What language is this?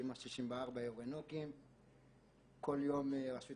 Hebrew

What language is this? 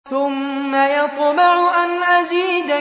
Arabic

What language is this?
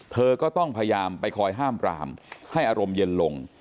Thai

